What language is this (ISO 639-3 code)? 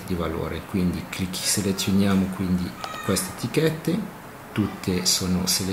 ita